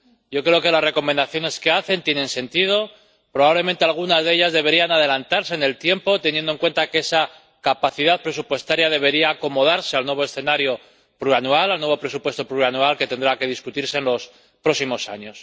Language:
Spanish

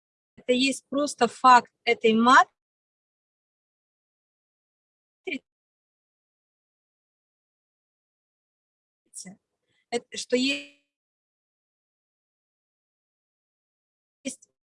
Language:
Russian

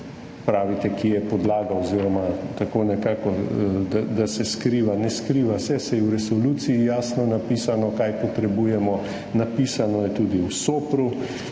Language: Slovenian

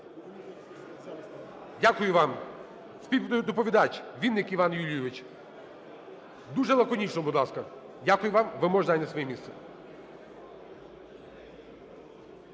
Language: Ukrainian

